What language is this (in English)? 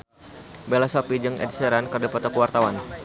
Sundanese